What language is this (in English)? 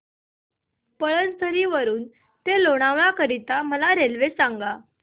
Marathi